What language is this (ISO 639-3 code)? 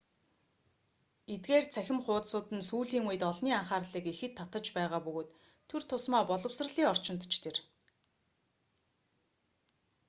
mon